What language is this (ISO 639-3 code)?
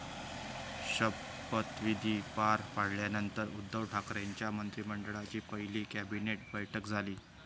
mar